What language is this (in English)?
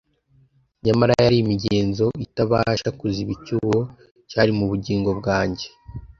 Kinyarwanda